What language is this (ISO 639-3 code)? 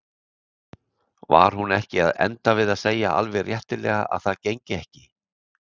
isl